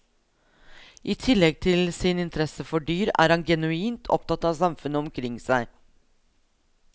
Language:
Norwegian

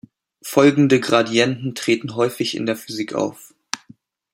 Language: German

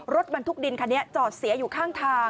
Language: Thai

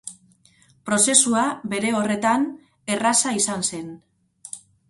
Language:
Basque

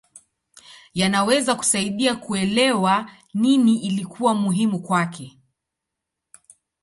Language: Swahili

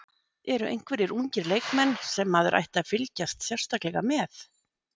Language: Icelandic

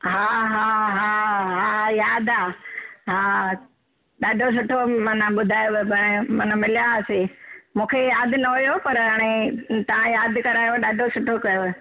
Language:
Sindhi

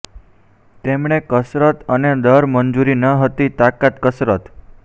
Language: Gujarati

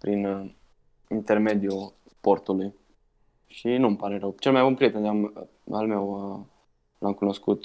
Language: Romanian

